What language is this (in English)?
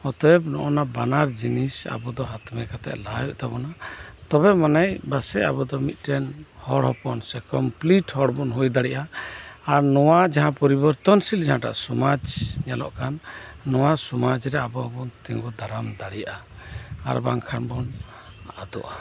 Santali